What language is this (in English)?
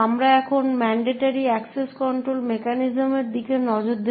Bangla